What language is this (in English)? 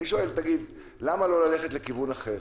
Hebrew